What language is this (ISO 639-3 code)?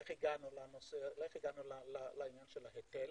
heb